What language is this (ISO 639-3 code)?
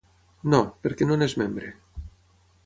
cat